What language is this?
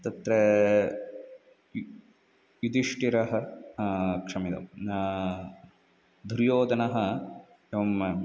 Sanskrit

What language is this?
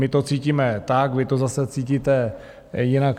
Czech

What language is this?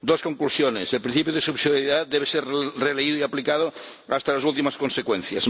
Spanish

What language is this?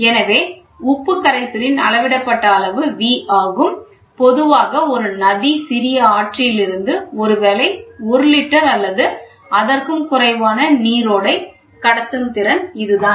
Tamil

